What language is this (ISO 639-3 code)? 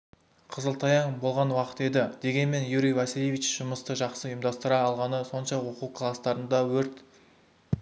kaz